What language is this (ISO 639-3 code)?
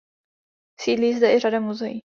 ces